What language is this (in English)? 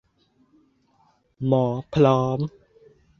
Thai